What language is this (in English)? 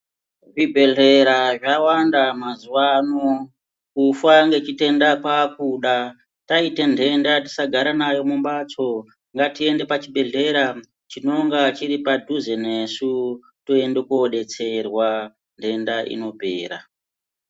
Ndau